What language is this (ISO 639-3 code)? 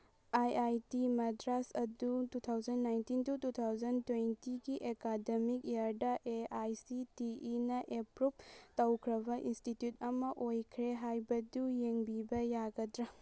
mni